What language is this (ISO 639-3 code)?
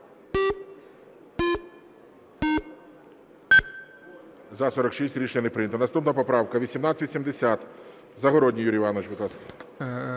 ukr